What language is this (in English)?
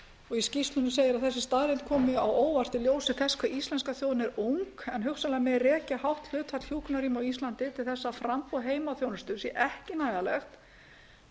Icelandic